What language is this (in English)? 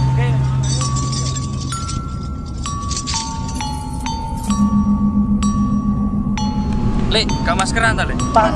Indonesian